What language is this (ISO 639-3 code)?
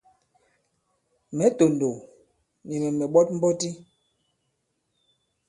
abb